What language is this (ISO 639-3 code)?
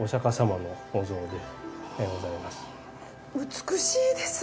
jpn